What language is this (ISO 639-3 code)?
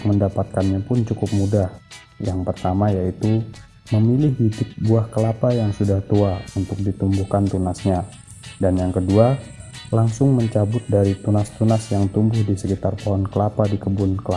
ind